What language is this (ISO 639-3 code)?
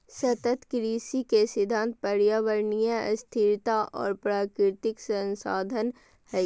mag